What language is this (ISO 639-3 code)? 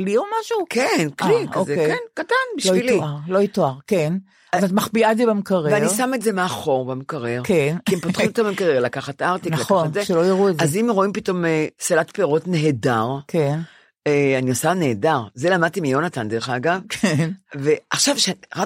heb